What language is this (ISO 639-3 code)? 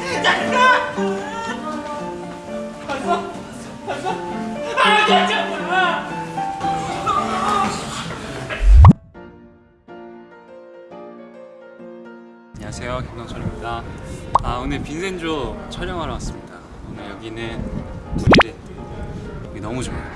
kor